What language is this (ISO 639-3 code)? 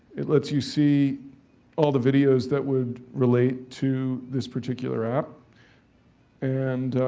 eng